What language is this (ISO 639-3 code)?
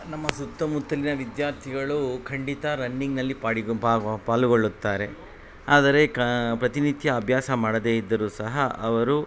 kan